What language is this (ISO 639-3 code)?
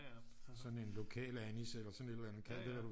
dan